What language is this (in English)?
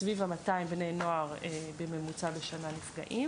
Hebrew